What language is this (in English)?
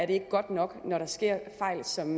Danish